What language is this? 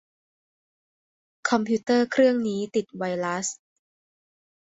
Thai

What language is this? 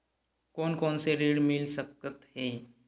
Chhattisgarhi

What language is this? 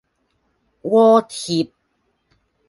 Cantonese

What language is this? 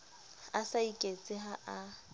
Southern Sotho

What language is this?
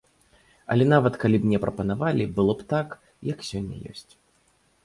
Belarusian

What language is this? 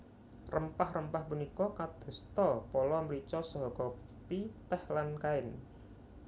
Javanese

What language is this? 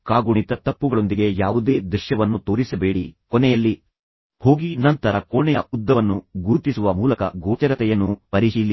Kannada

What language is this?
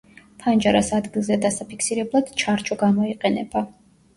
Georgian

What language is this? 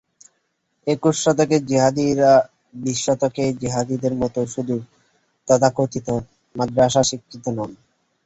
Bangla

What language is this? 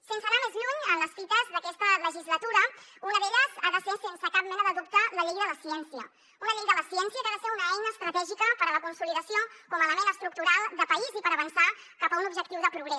Catalan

